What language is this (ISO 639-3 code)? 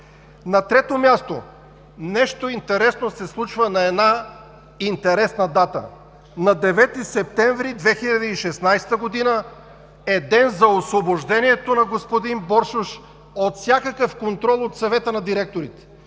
bul